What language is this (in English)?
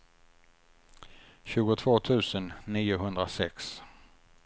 Swedish